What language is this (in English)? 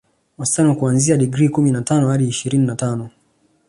Swahili